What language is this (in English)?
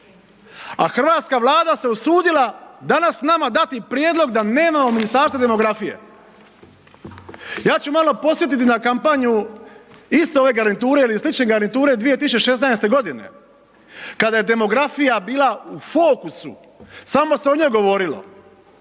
Croatian